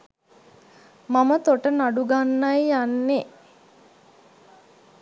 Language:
Sinhala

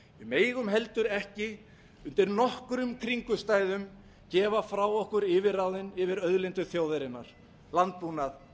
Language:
Icelandic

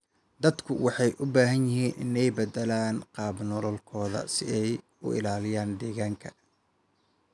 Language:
Somali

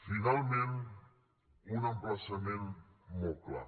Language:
Catalan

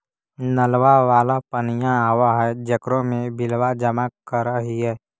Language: Magahi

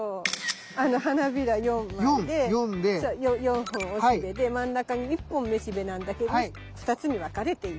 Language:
Japanese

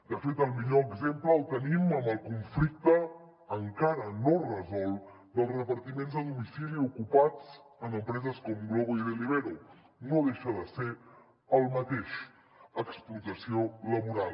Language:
Catalan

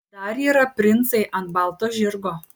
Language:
Lithuanian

